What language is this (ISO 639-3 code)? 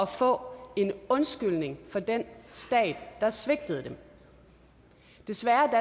dan